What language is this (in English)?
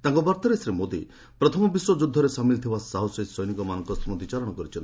Odia